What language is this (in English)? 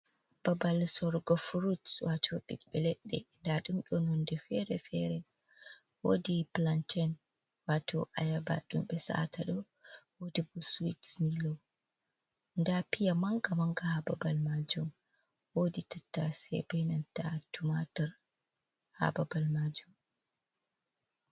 Fula